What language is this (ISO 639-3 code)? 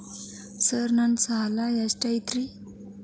kan